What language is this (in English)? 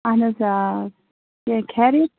Kashmiri